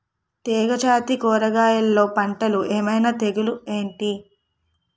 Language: Telugu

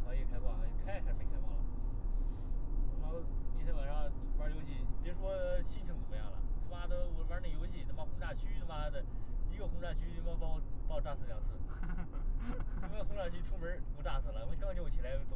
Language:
Chinese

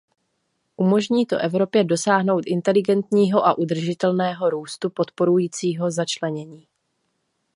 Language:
Czech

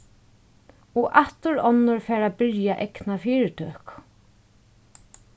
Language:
Faroese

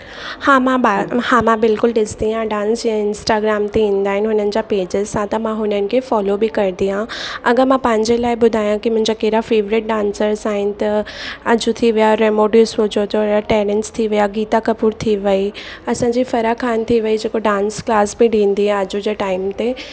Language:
Sindhi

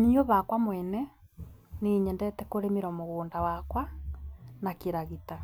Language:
Kikuyu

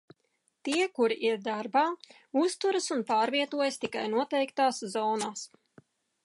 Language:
Latvian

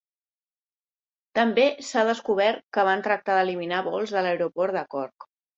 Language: Catalan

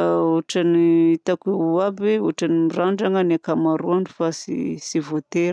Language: Southern Betsimisaraka Malagasy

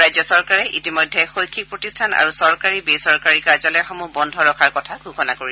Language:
Assamese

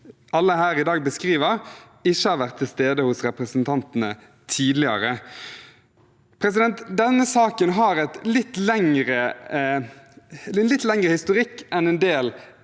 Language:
Norwegian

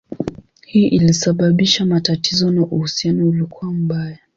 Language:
Swahili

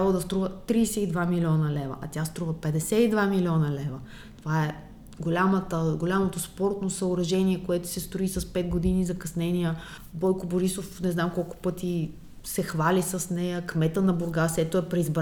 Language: Bulgarian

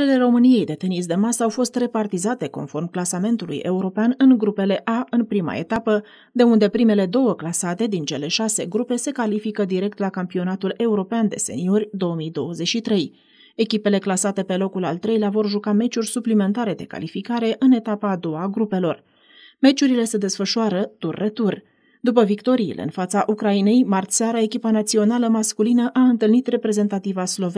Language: Romanian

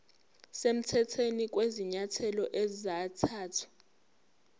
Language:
Zulu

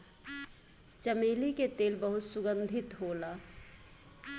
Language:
Bhojpuri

